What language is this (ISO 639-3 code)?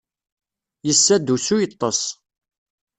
kab